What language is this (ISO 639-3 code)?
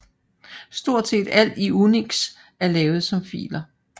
dan